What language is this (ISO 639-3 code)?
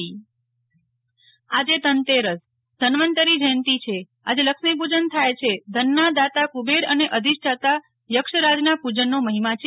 guj